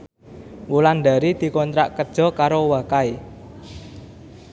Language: Javanese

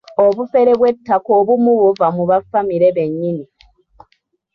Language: Ganda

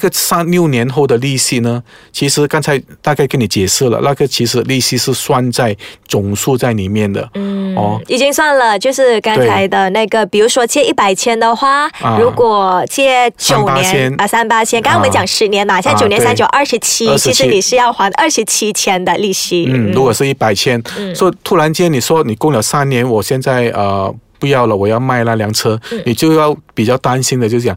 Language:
Chinese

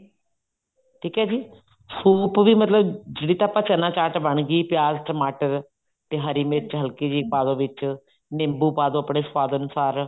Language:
Punjabi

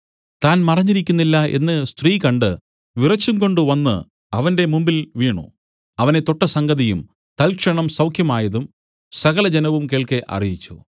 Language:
Malayalam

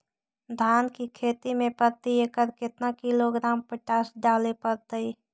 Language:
Magahi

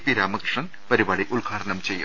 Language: Malayalam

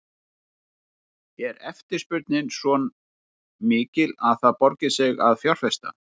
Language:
Icelandic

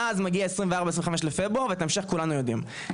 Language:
Hebrew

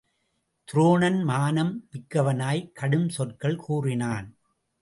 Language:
Tamil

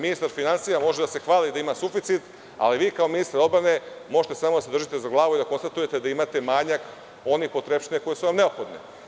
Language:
Serbian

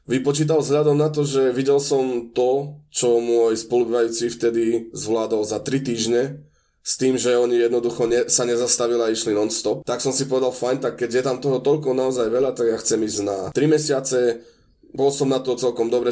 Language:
Slovak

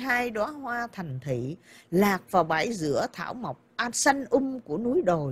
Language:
Vietnamese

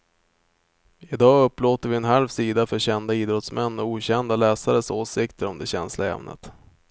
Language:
Swedish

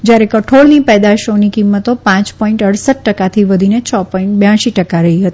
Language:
Gujarati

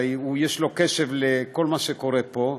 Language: Hebrew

